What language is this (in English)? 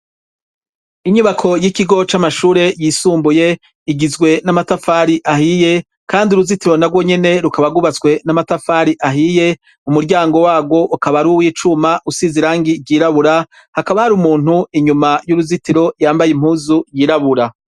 Rundi